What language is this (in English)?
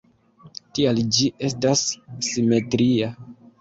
Esperanto